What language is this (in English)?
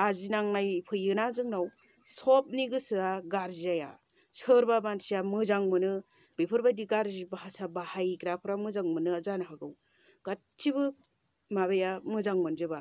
Thai